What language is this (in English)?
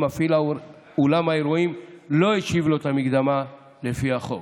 Hebrew